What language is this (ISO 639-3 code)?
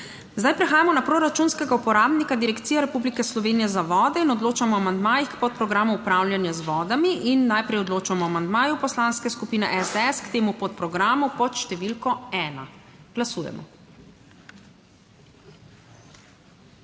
slv